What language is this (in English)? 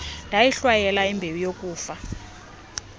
Xhosa